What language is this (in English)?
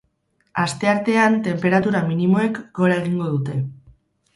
Basque